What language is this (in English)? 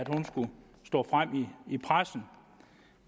Danish